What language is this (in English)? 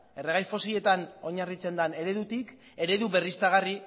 Basque